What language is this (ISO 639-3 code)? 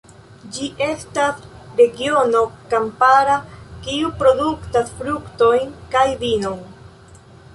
epo